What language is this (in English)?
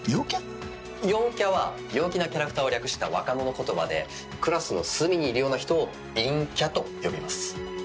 Japanese